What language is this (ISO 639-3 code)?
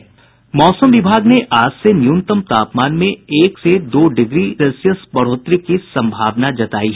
hin